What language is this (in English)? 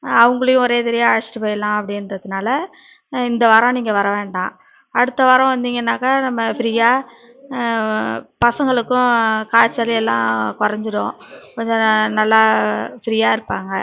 Tamil